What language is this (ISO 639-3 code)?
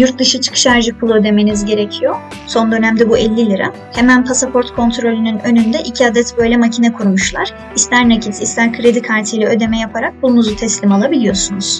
tur